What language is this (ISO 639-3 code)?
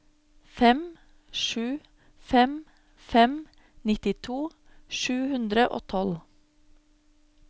nor